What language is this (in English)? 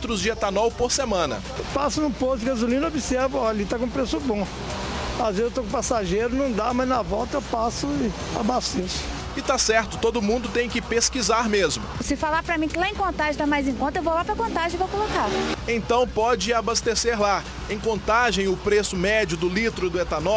Portuguese